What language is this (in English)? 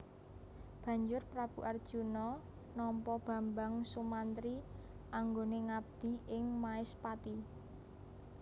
Javanese